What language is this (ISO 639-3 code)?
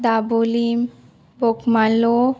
kok